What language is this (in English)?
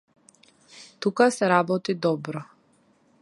Macedonian